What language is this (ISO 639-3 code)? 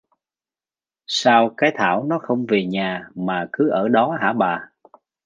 vie